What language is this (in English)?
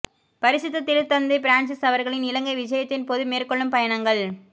Tamil